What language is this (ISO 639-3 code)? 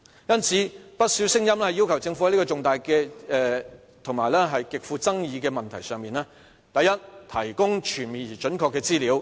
yue